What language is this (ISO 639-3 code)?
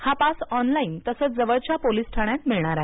mar